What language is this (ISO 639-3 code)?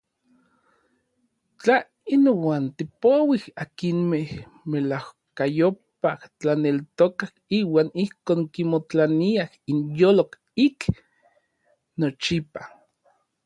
nlv